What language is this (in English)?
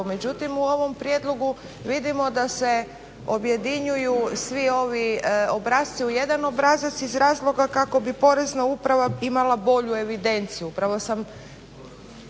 Croatian